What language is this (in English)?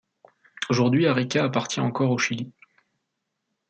French